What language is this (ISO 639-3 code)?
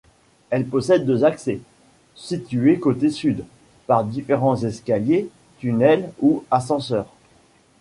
fra